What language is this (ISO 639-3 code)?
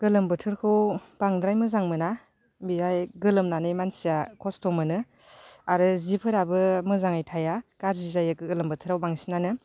brx